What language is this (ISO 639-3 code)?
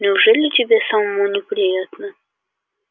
rus